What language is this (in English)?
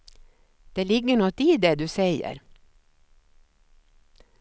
Swedish